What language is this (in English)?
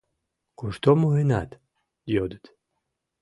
Mari